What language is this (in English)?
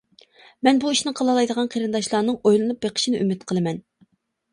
Uyghur